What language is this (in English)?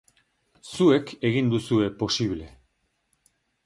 Basque